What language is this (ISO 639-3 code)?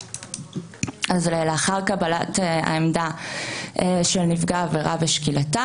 heb